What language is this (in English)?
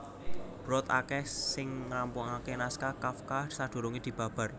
Javanese